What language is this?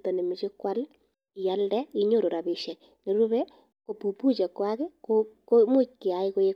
Kalenjin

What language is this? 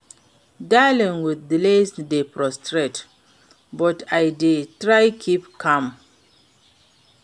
Nigerian Pidgin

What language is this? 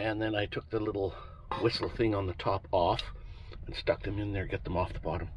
English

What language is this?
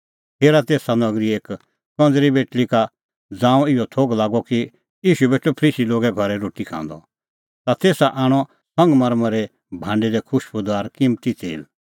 Kullu Pahari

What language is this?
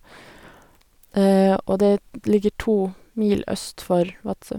Norwegian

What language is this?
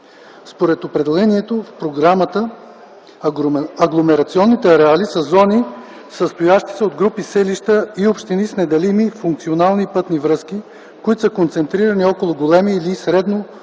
Bulgarian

